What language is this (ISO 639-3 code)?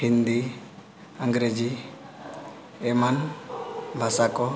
sat